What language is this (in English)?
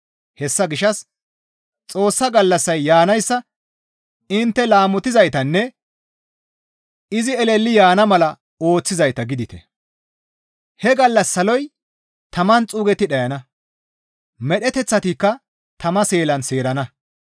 Gamo